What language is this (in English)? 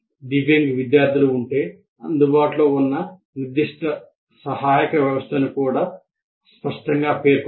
Telugu